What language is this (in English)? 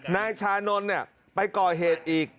Thai